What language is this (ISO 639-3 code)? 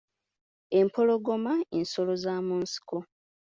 lug